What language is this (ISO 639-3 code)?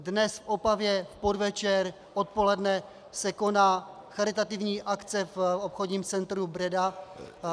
ces